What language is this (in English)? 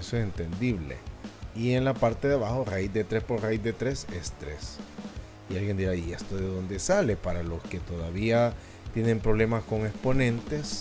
Spanish